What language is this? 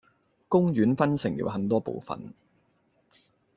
Cantonese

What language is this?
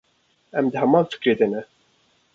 Kurdish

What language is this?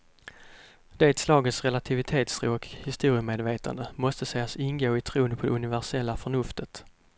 Swedish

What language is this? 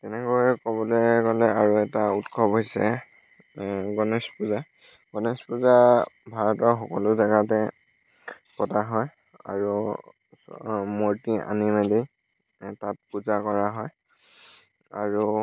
Assamese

